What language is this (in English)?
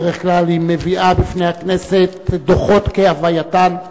Hebrew